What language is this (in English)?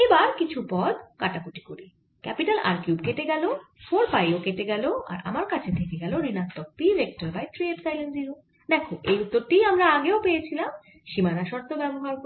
Bangla